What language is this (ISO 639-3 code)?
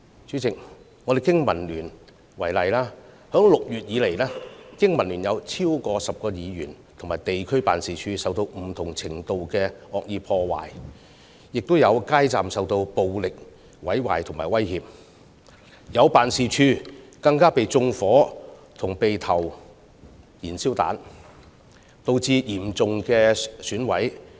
yue